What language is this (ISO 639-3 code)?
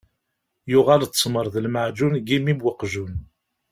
kab